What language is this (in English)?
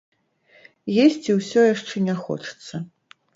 Belarusian